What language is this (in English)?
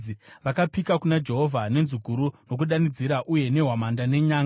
Shona